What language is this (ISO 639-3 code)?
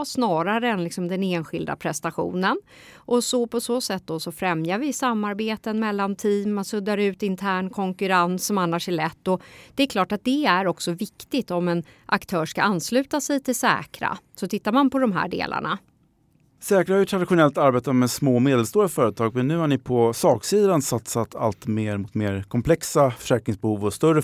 swe